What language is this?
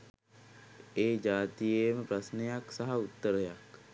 Sinhala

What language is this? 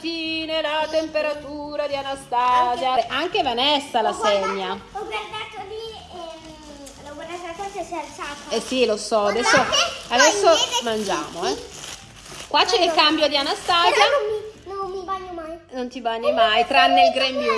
Italian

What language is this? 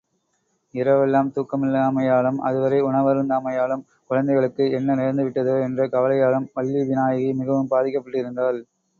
Tamil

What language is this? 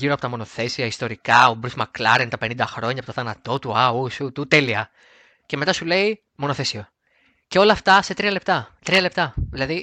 Greek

